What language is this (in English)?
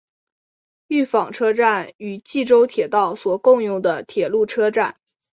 Chinese